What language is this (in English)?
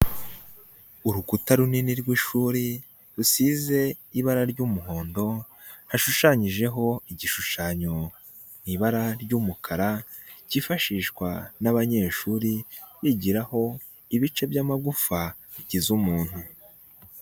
Kinyarwanda